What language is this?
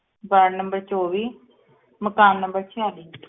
Punjabi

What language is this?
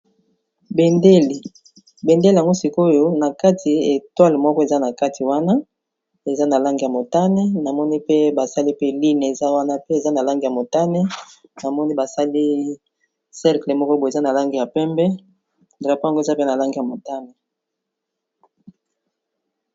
Lingala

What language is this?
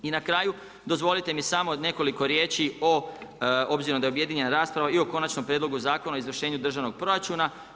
Croatian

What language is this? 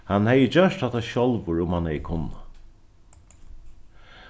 Faroese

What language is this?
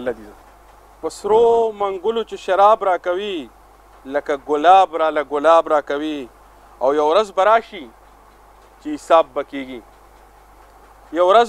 Arabic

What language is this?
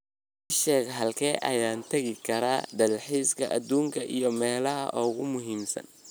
Somali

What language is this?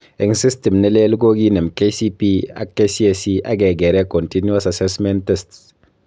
Kalenjin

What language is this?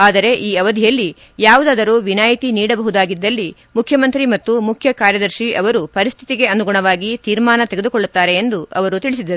Kannada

